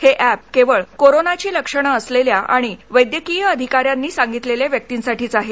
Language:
Marathi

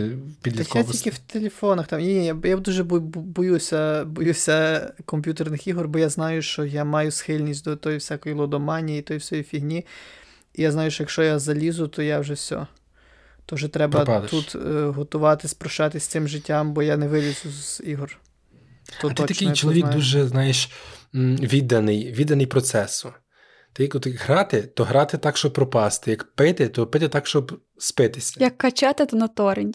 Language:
Ukrainian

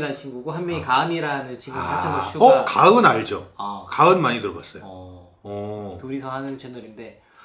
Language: Korean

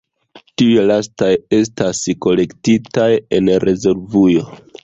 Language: Esperanto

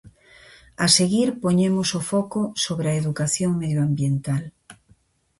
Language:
Galician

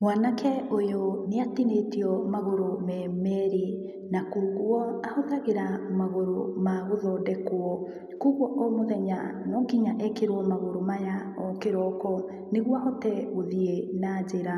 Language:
Kikuyu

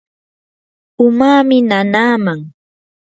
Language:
Yanahuanca Pasco Quechua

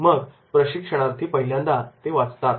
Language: Marathi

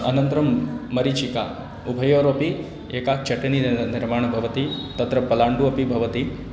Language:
Sanskrit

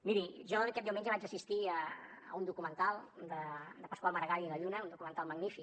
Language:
Catalan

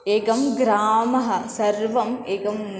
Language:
Sanskrit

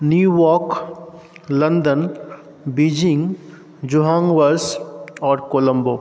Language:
Maithili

